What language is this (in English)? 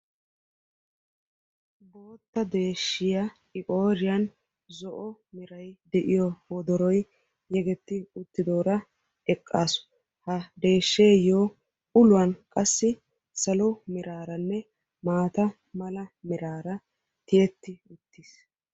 Wolaytta